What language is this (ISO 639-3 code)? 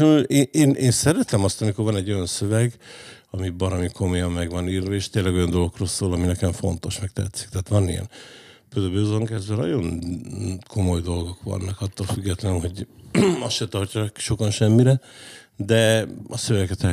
hun